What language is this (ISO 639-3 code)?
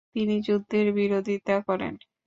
ben